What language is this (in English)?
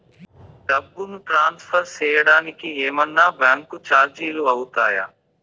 Telugu